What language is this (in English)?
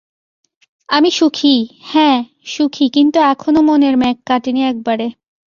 Bangla